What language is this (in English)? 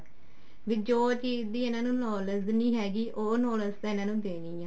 Punjabi